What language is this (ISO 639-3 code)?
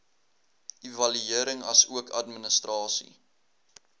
afr